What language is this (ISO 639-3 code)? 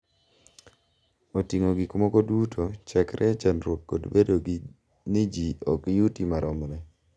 luo